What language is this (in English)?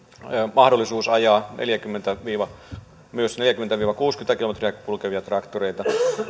Finnish